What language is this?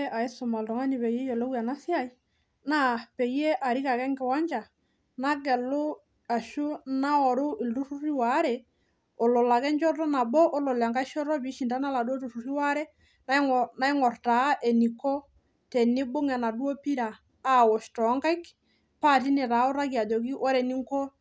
Masai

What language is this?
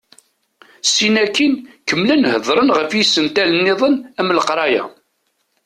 Kabyle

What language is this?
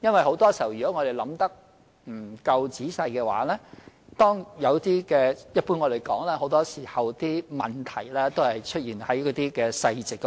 Cantonese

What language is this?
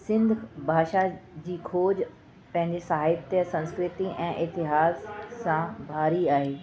Sindhi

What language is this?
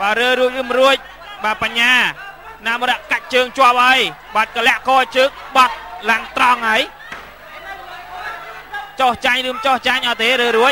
Thai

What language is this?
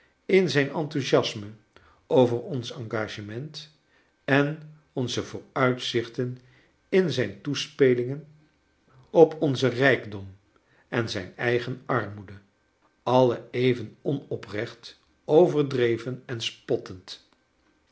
Dutch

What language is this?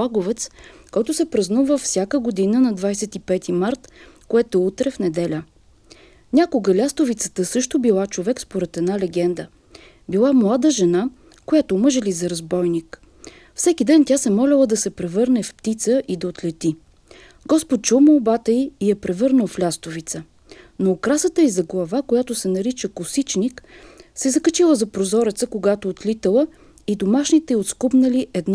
Bulgarian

